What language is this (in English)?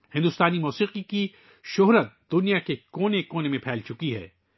Urdu